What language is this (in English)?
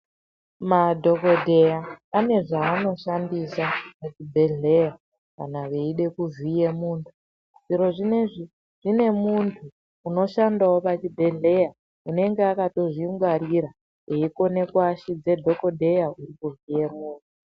Ndau